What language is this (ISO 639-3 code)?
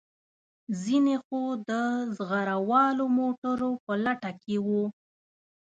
pus